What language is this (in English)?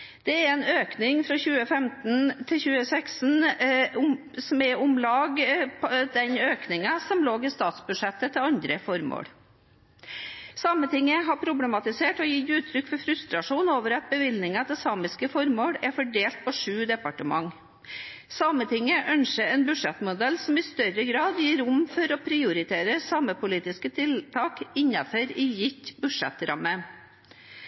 Norwegian Bokmål